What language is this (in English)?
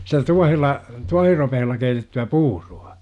Finnish